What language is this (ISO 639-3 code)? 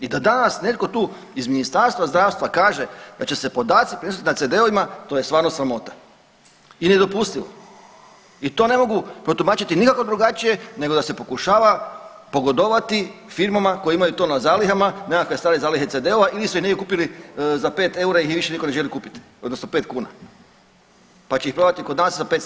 hrv